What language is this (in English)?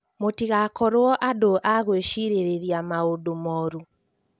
Kikuyu